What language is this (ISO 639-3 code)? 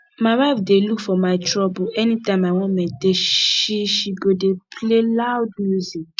pcm